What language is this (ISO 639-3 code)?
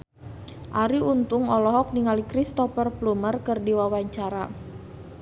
sun